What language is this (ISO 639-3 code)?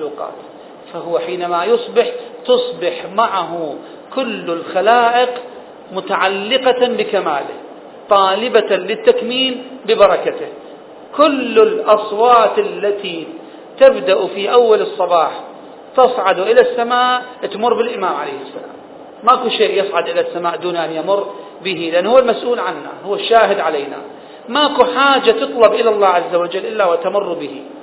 ara